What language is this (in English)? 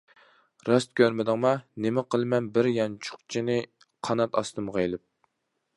Uyghur